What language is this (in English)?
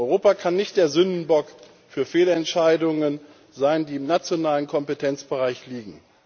German